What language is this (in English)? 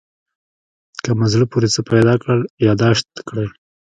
Pashto